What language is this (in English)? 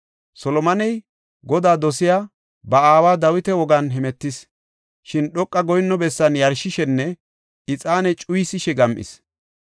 Gofa